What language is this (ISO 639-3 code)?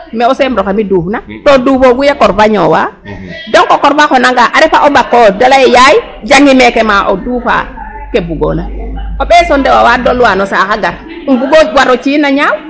srr